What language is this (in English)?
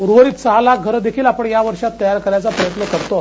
Marathi